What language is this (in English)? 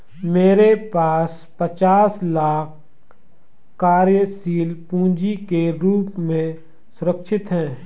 Hindi